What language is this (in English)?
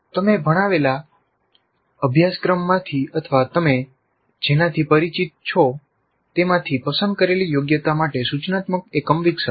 Gujarati